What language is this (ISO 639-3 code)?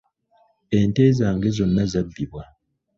lug